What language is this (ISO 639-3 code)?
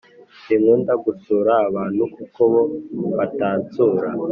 kin